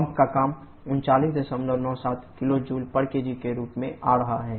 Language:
Hindi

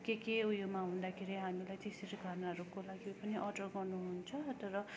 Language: Nepali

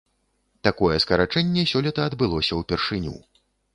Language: Belarusian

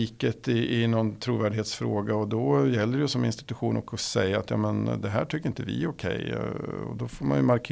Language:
Swedish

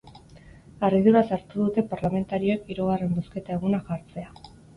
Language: Basque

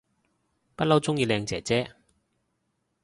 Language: Cantonese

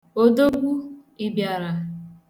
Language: Igbo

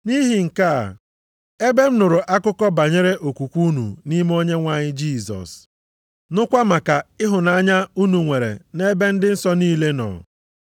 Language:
Igbo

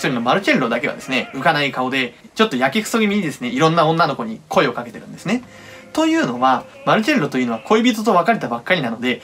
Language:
Japanese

